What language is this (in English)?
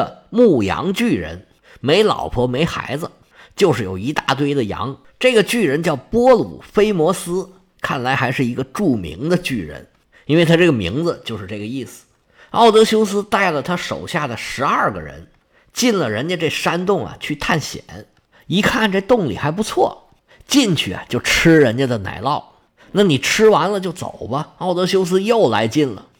Chinese